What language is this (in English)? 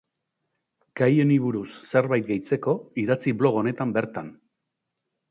Basque